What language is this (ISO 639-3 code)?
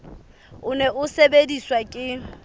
sot